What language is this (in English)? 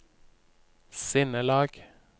Norwegian